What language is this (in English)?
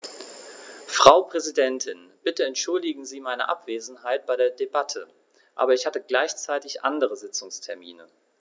German